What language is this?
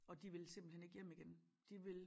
Danish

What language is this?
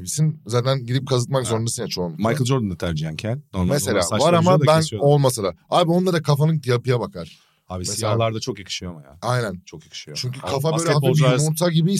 Turkish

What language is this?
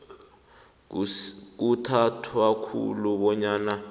South Ndebele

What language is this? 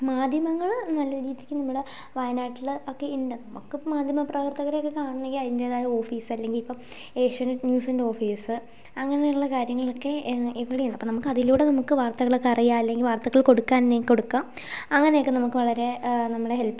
Malayalam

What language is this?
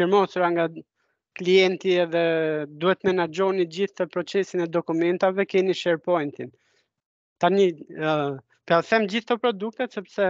Romanian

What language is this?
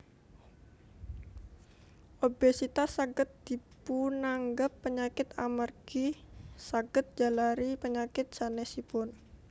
Javanese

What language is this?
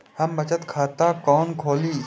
Maithili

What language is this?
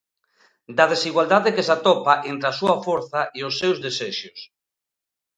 Galician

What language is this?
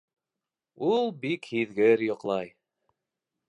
Bashkir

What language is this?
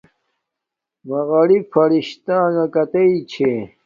Domaaki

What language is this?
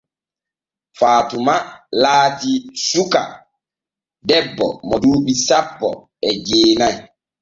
Borgu Fulfulde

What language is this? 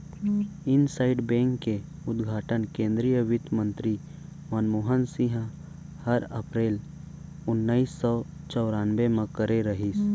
Chhattisgarhi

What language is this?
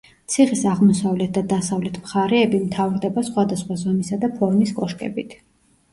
Georgian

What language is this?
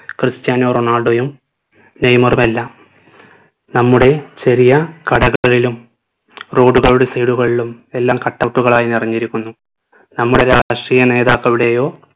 Malayalam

